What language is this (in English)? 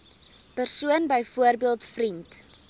Afrikaans